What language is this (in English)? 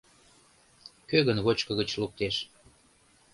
Mari